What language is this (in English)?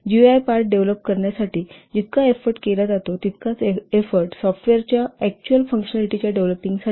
Marathi